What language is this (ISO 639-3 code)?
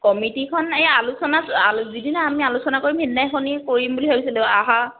asm